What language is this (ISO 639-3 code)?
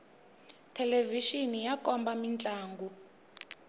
tso